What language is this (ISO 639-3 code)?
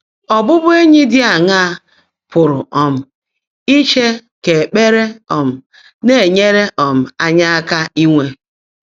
ibo